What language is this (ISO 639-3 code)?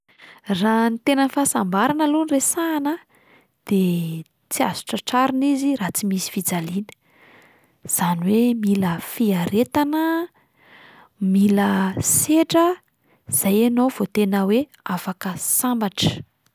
mlg